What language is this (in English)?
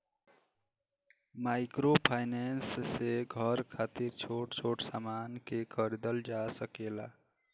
Bhojpuri